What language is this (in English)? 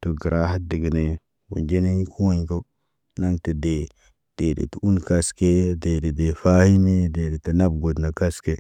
Naba